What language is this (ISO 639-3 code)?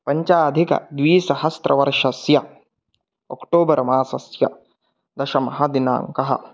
san